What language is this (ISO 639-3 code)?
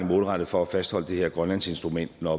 dan